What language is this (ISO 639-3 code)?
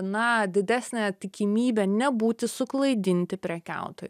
lit